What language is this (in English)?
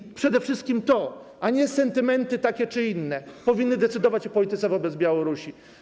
Polish